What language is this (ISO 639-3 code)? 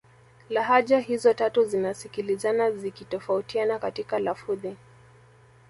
swa